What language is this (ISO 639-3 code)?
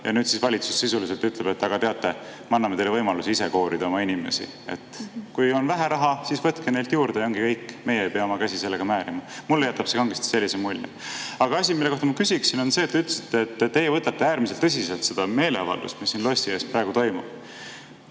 est